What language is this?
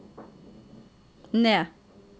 Norwegian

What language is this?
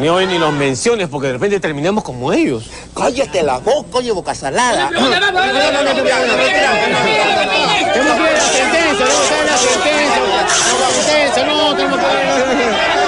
Spanish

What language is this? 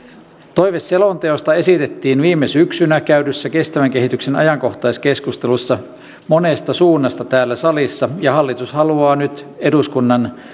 Finnish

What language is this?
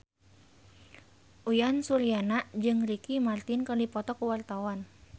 Sundanese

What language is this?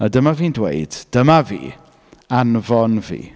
Welsh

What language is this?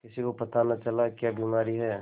Hindi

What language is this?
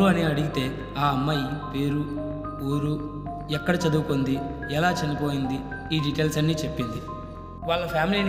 Thai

